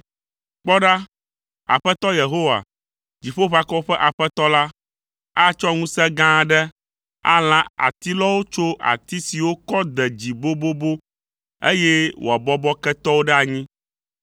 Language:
Ewe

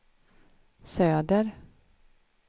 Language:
Swedish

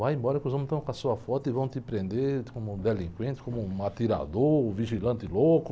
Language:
Portuguese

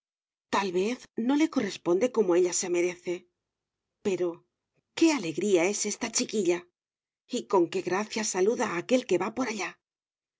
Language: Spanish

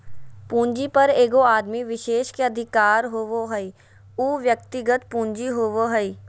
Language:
Magahi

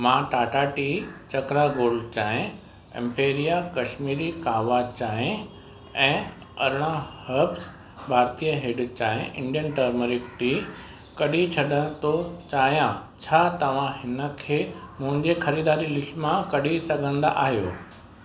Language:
Sindhi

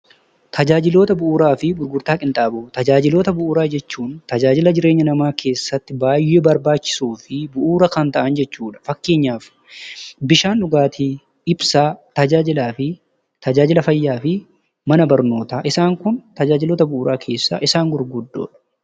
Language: Oromo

